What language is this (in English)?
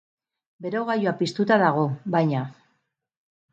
Basque